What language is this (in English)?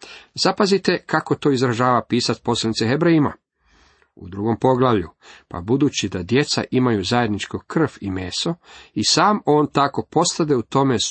Croatian